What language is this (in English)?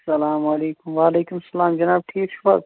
Kashmiri